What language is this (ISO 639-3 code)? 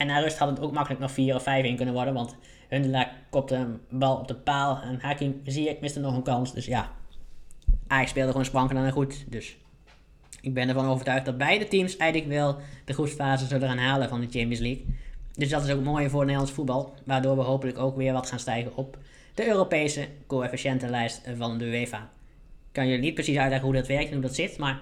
nld